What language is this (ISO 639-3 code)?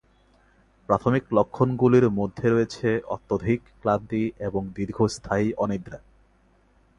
ben